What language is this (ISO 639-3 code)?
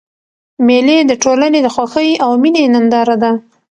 pus